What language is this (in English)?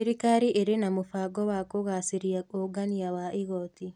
Kikuyu